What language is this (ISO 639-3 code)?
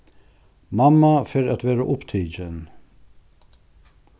fao